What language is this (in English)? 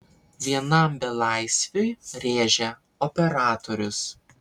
Lithuanian